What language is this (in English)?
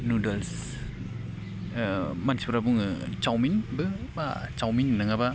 Bodo